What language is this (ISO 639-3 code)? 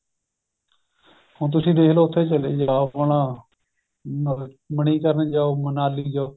pan